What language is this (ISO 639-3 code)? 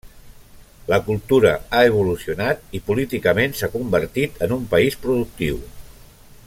cat